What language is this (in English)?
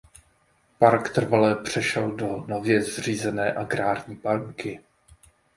Czech